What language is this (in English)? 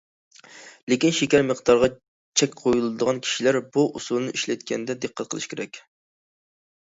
Uyghur